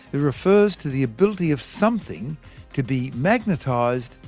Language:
English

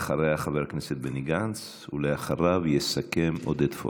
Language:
Hebrew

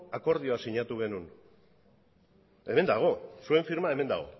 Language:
Basque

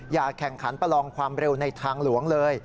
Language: Thai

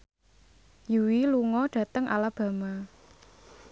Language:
Javanese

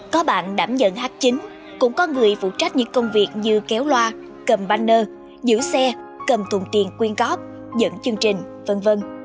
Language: Vietnamese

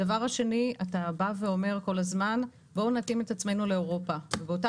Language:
Hebrew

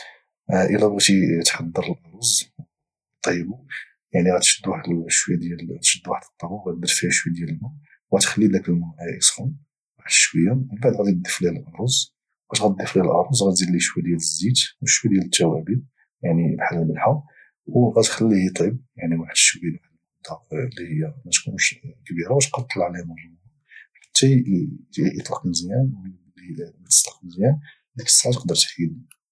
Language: Moroccan Arabic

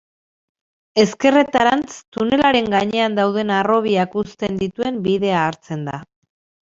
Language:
Basque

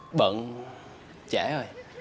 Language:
Vietnamese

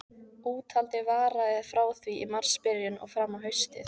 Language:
Icelandic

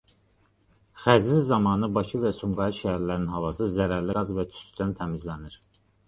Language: Azerbaijani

